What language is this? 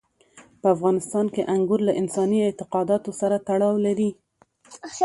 Pashto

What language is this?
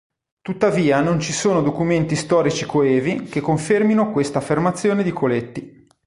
Italian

